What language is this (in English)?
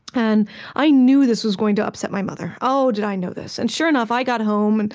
English